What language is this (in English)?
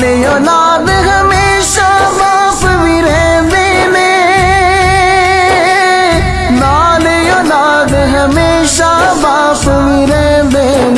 Urdu